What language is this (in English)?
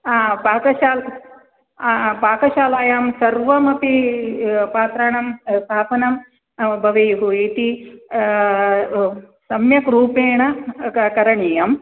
Sanskrit